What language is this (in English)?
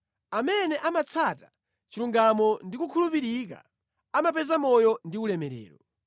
Nyanja